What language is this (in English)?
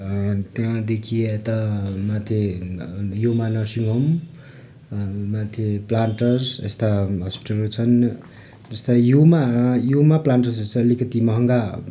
Nepali